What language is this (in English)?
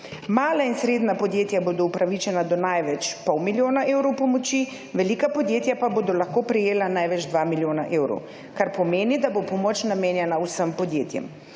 Slovenian